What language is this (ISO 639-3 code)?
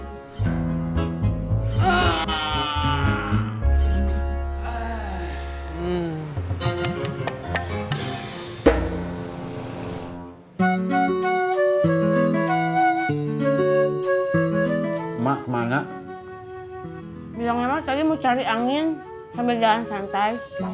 ind